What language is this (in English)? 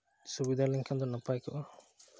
Santali